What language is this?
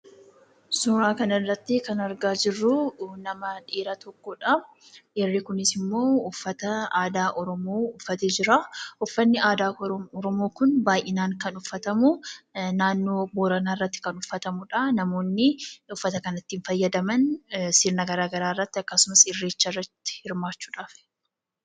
Oromo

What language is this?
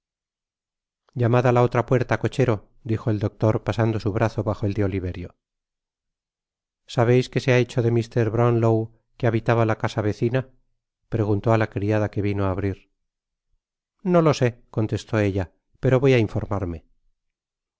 Spanish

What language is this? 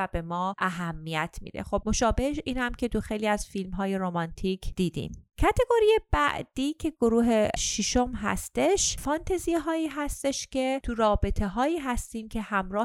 Persian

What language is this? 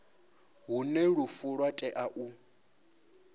Venda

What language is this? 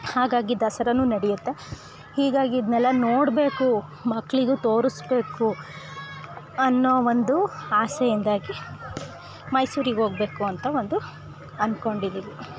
Kannada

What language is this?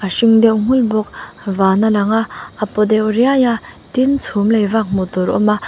Mizo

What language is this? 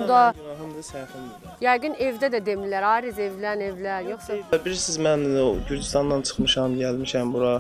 Turkish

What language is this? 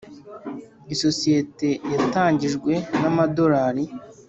Kinyarwanda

